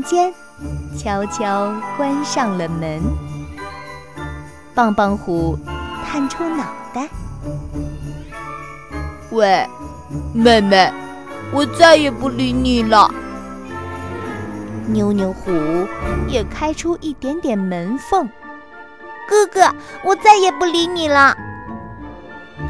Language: Chinese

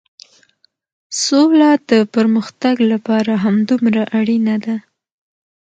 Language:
Pashto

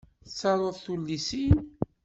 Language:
Kabyle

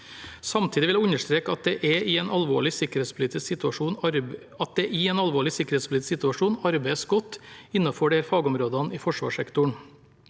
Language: Norwegian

